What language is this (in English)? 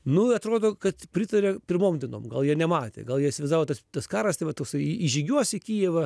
Lithuanian